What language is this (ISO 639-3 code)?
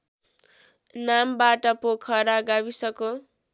nep